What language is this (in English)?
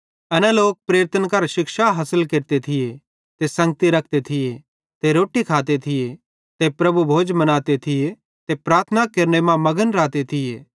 Bhadrawahi